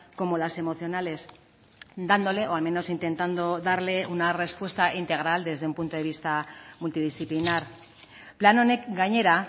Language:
Spanish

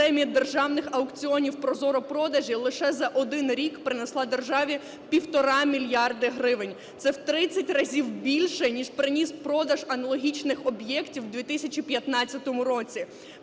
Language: Ukrainian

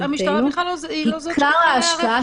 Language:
Hebrew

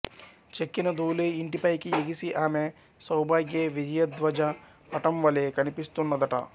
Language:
Telugu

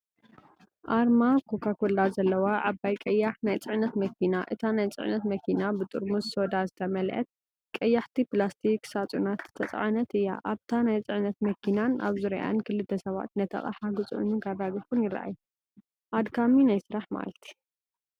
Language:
Tigrinya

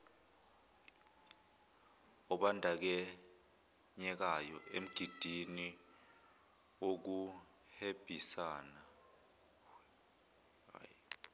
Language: Zulu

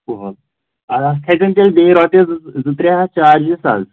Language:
Kashmiri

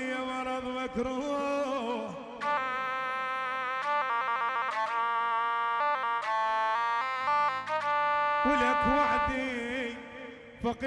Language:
Arabic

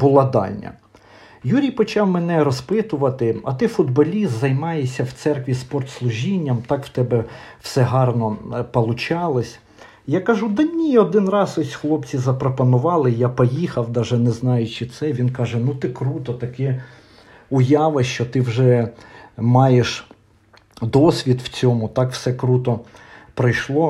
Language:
Ukrainian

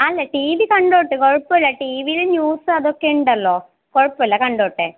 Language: Malayalam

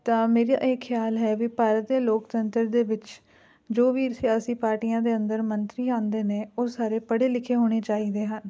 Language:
Punjabi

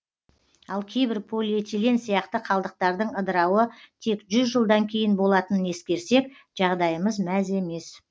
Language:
Kazakh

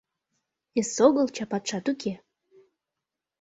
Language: Mari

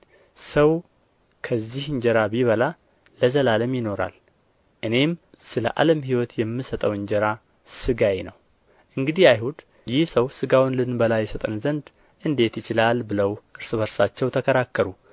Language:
Amharic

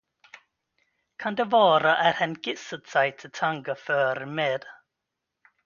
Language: Swedish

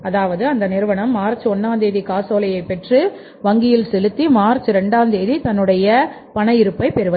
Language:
Tamil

